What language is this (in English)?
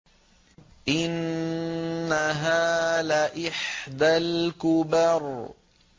Arabic